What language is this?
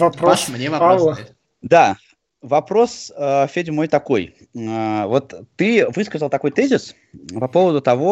Russian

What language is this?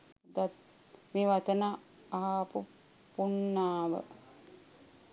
Sinhala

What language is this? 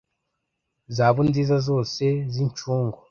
Kinyarwanda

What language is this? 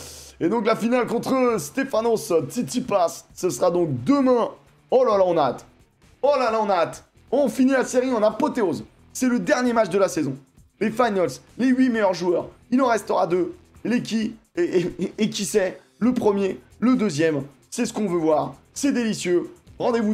French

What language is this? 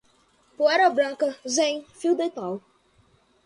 Portuguese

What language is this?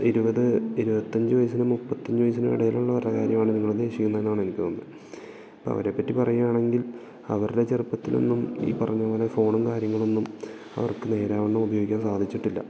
Malayalam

